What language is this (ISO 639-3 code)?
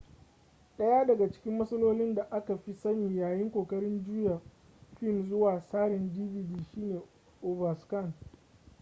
hau